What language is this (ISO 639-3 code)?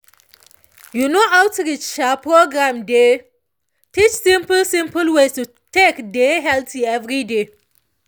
pcm